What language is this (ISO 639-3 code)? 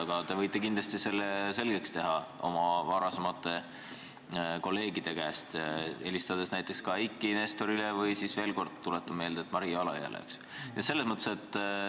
est